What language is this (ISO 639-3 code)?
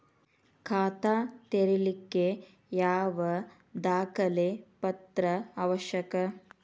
kan